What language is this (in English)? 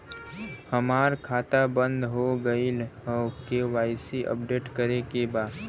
Bhojpuri